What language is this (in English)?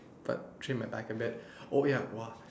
English